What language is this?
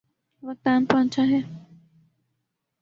Urdu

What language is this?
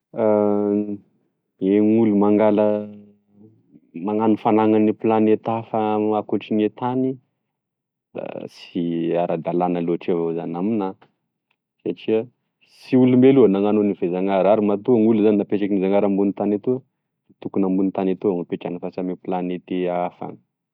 Tesaka Malagasy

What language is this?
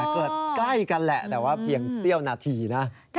Thai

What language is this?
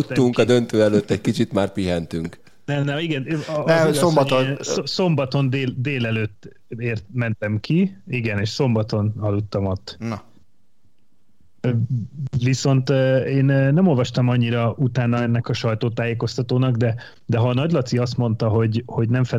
Hungarian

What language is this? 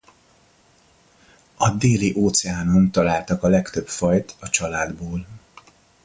Hungarian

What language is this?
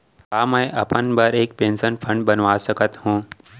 Chhattisgarhi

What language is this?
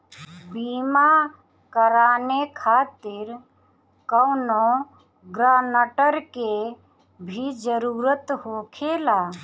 Bhojpuri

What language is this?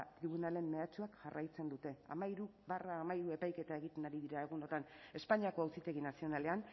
Basque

